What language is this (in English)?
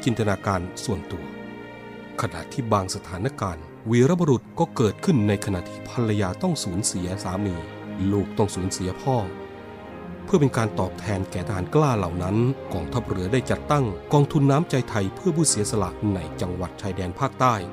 Thai